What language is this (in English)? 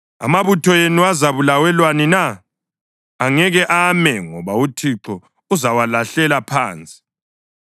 North Ndebele